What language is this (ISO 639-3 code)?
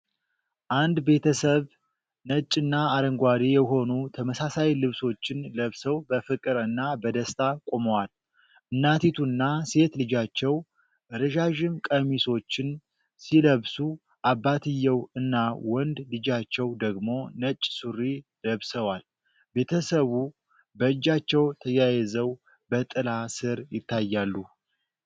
amh